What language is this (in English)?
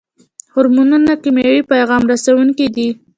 Pashto